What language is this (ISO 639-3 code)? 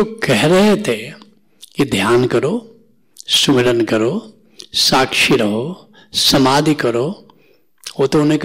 hin